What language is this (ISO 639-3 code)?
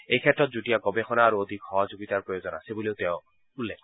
asm